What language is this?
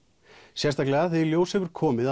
Icelandic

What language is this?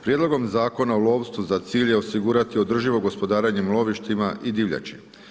Croatian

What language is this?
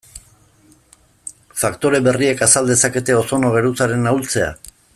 Basque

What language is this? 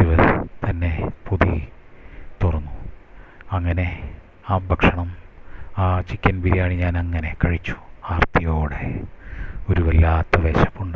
Malayalam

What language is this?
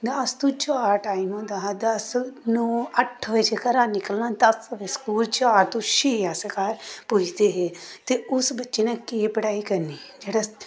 Dogri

